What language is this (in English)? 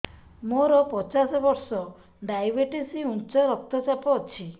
Odia